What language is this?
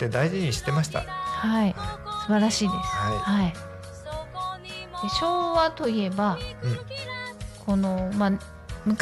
Japanese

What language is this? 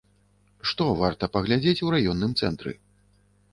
Belarusian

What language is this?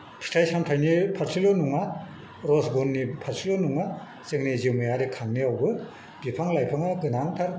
Bodo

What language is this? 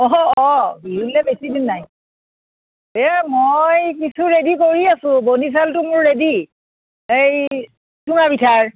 Assamese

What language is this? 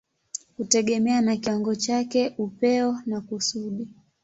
Swahili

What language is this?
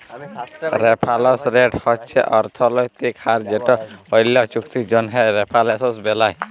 Bangla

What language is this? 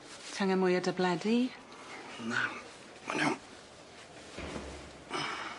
Welsh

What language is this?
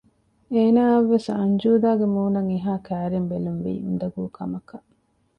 Divehi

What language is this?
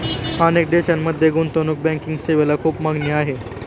Marathi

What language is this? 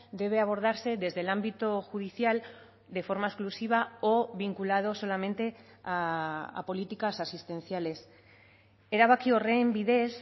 Spanish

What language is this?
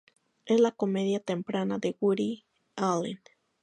Spanish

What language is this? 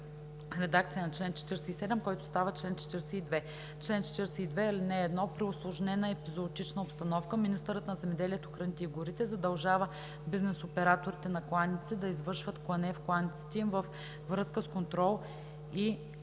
Bulgarian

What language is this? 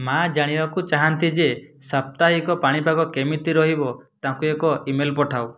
Odia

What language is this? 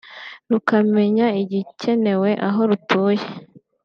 Kinyarwanda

